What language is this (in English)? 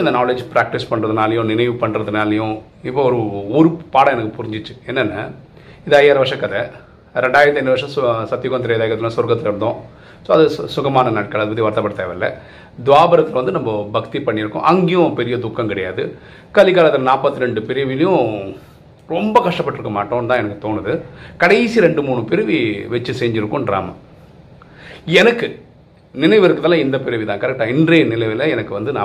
Tamil